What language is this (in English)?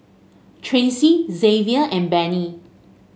English